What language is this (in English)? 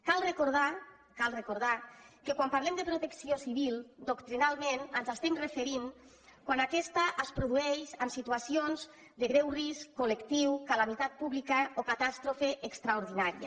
Catalan